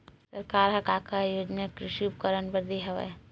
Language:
Chhattisgarhi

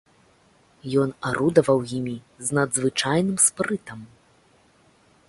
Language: Belarusian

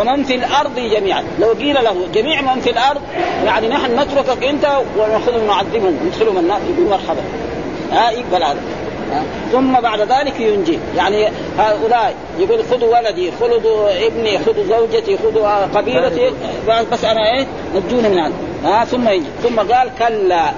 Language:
Arabic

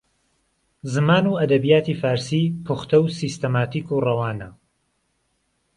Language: Central Kurdish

